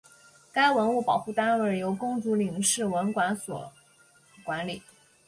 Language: Chinese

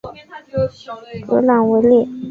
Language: Chinese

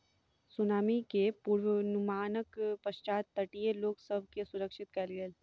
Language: Maithili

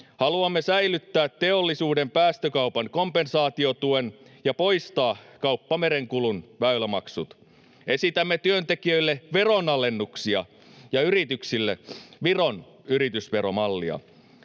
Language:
Finnish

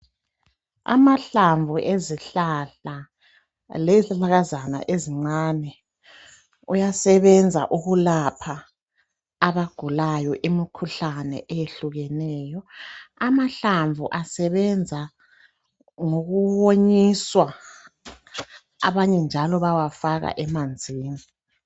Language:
North Ndebele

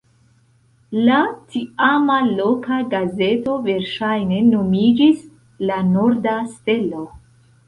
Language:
Esperanto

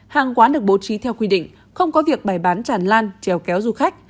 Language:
Vietnamese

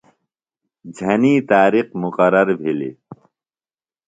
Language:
Phalura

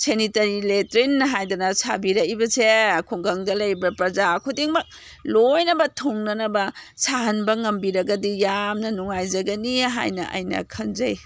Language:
Manipuri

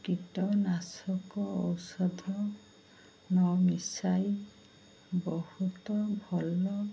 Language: Odia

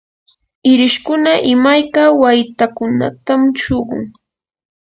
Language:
Yanahuanca Pasco Quechua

